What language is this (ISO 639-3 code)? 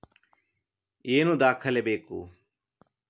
kan